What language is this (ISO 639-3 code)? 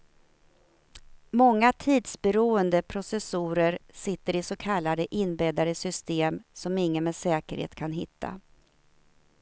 swe